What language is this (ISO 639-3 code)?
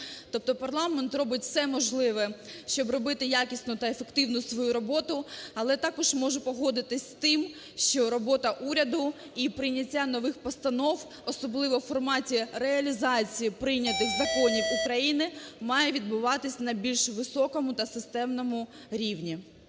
ukr